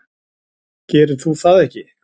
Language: Icelandic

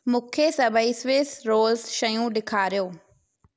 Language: Sindhi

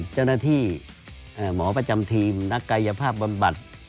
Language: Thai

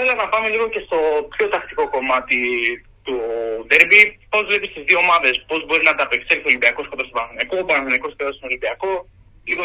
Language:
Greek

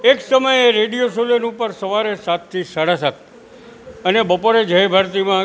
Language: Gujarati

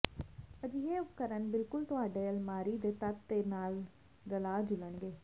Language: Punjabi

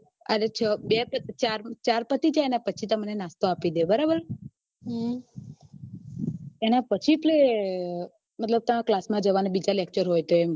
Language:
Gujarati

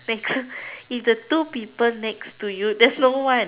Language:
English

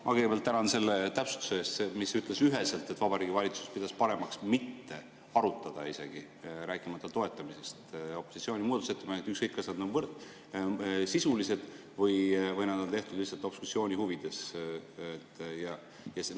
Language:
Estonian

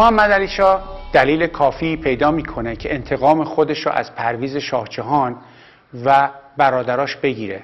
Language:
Persian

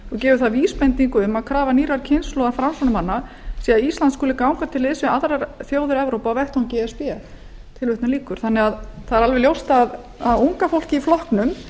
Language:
Icelandic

